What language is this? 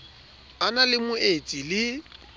Southern Sotho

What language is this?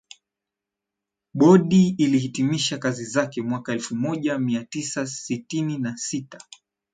Swahili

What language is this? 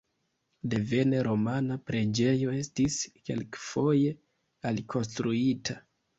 Esperanto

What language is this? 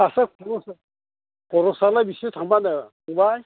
Bodo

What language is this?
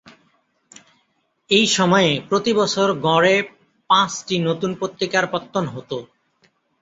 Bangla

